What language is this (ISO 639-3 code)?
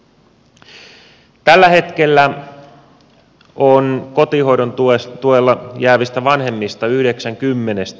fin